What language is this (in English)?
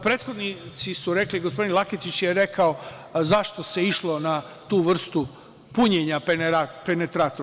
Serbian